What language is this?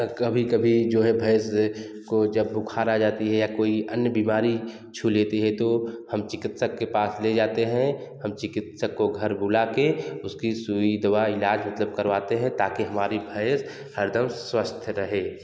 Hindi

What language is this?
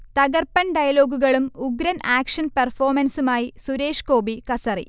Malayalam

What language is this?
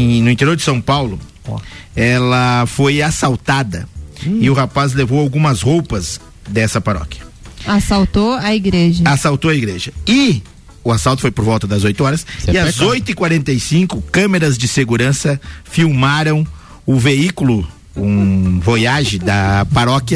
Portuguese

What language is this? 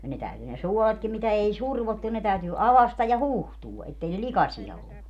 Finnish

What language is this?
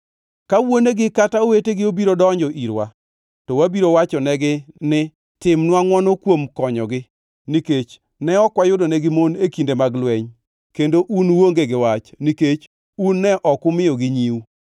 Luo (Kenya and Tanzania)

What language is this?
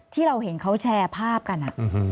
Thai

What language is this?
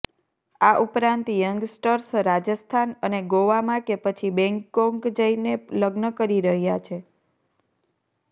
Gujarati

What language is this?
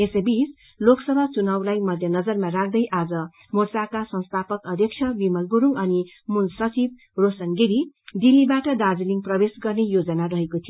Nepali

